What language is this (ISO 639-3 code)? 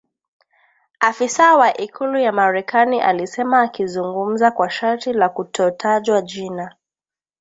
swa